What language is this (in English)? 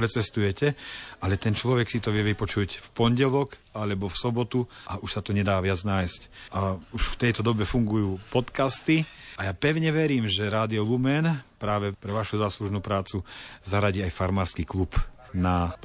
Slovak